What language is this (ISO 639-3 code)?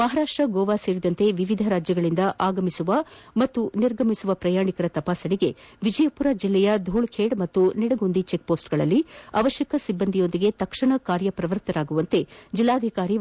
kan